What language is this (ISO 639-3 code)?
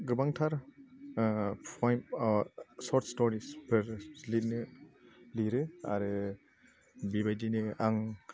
brx